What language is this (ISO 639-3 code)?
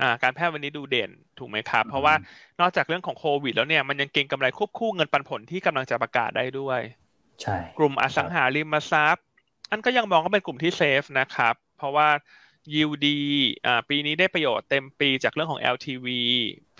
tha